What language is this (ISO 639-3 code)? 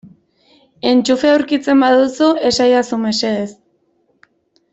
eus